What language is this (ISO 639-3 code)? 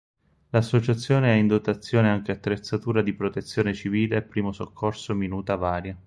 ita